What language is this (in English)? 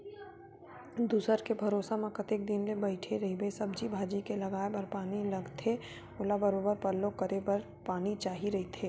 Chhattisgarhi